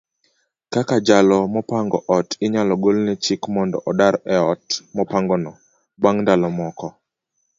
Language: Luo (Kenya and Tanzania)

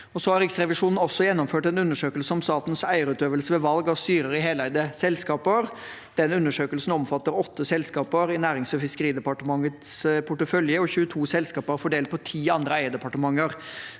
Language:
Norwegian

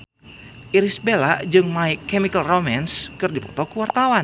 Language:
Sundanese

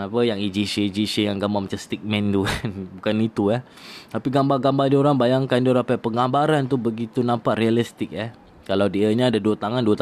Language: Malay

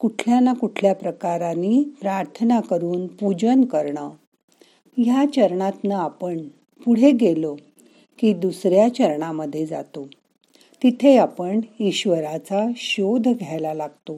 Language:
Marathi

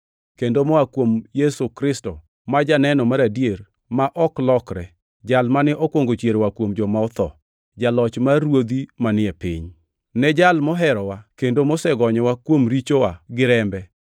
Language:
Luo (Kenya and Tanzania)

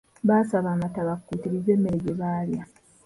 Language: Ganda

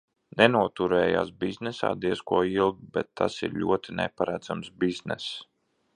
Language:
Latvian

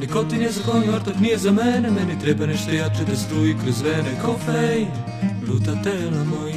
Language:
Polish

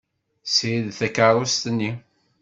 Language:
Kabyle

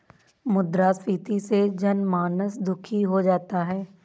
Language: Hindi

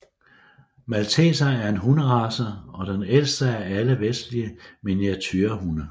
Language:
Danish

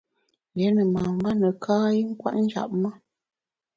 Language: Bamun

